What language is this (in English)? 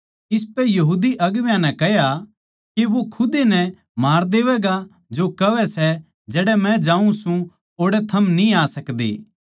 Haryanvi